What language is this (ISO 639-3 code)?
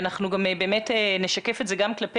heb